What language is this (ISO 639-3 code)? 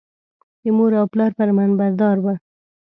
pus